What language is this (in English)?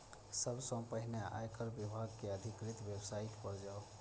Maithili